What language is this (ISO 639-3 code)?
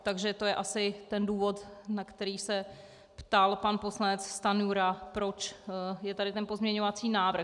ces